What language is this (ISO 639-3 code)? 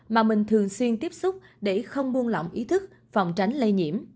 vie